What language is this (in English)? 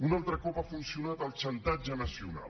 Catalan